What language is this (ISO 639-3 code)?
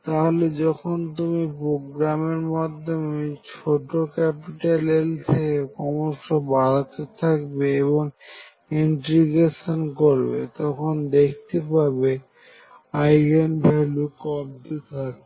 ben